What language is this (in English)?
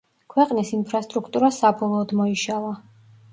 Georgian